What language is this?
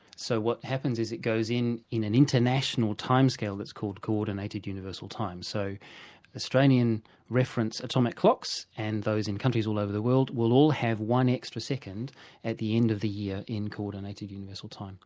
English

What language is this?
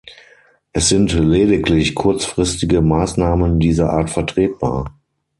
German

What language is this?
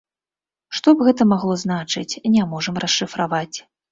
Belarusian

